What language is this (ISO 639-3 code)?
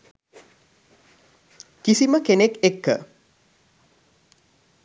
sin